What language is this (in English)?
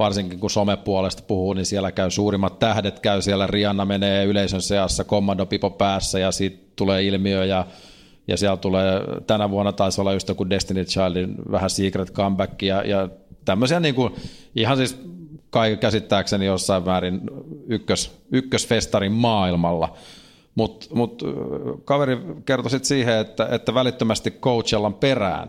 Finnish